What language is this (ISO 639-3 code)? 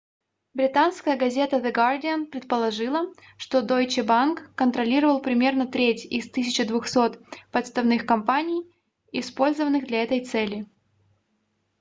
rus